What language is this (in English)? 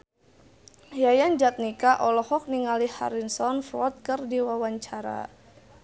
Sundanese